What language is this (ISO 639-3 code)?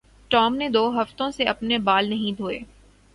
urd